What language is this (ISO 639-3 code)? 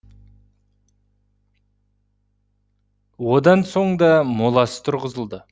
kaz